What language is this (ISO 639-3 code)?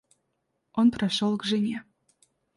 rus